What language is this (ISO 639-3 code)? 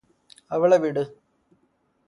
mal